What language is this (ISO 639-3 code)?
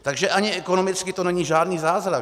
ces